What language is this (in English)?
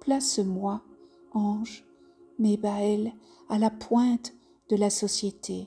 French